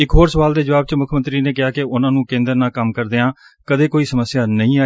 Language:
Punjabi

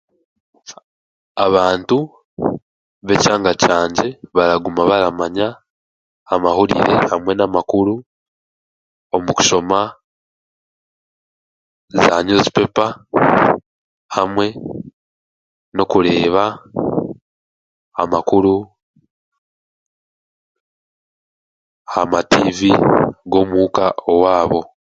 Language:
Chiga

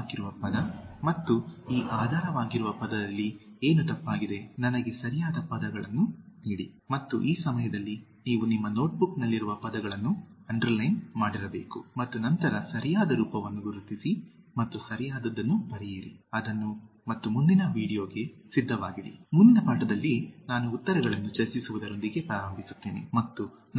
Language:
Kannada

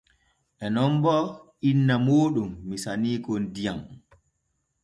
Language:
Borgu Fulfulde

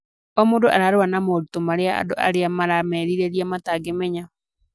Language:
Kikuyu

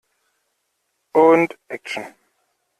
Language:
German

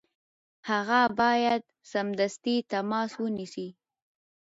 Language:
Pashto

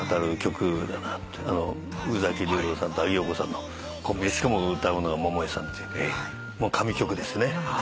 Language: Japanese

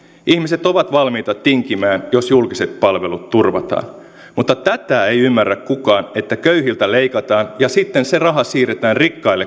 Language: Finnish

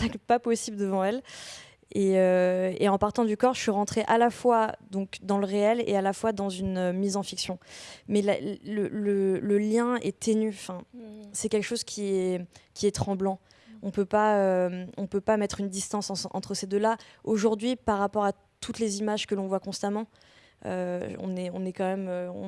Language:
French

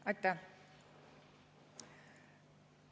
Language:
Estonian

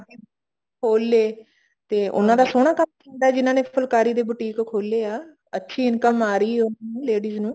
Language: Punjabi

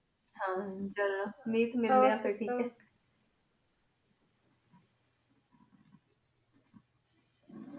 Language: Punjabi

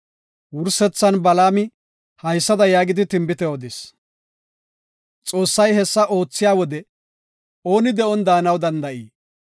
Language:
Gofa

